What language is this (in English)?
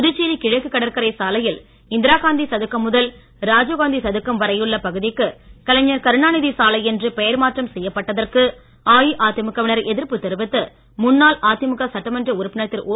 Tamil